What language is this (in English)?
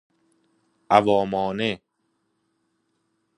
Persian